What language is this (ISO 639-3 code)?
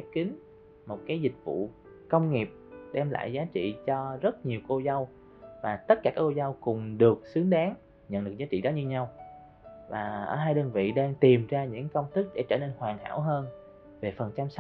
vie